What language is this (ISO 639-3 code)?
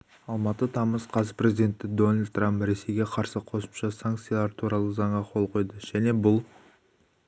kaz